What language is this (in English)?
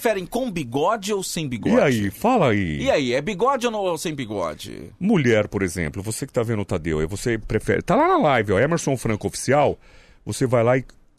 Portuguese